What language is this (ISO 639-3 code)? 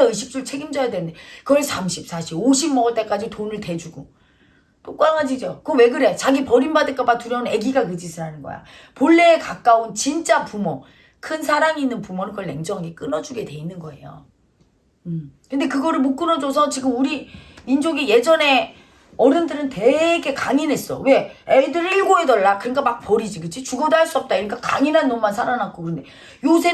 kor